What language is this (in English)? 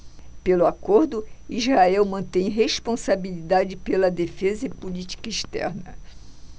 Portuguese